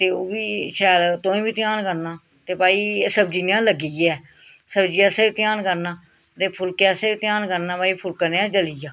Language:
Dogri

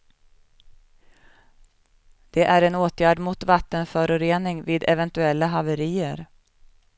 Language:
Swedish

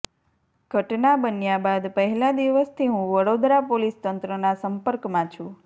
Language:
Gujarati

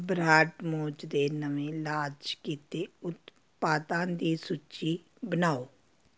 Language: Punjabi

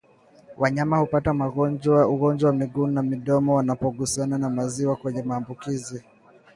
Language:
Swahili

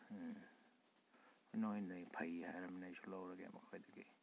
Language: Manipuri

